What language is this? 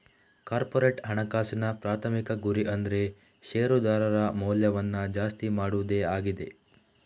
Kannada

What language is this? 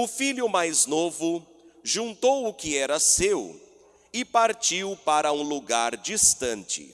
Portuguese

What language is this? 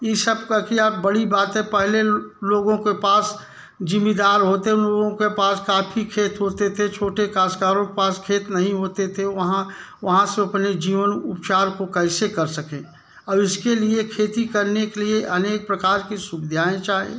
Hindi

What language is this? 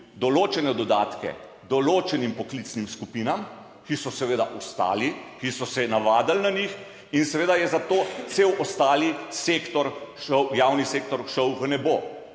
Slovenian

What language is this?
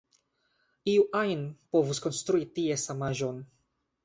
Esperanto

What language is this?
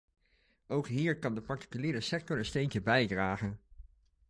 Dutch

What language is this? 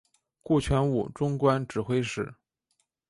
Chinese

